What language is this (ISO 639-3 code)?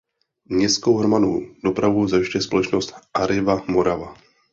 ces